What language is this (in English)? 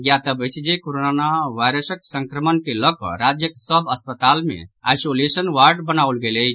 Maithili